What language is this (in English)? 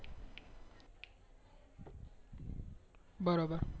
Gujarati